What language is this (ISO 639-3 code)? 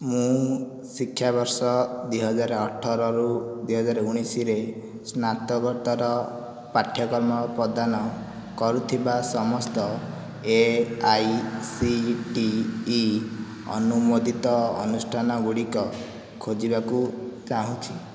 ori